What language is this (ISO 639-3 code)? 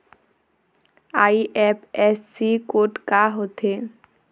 hne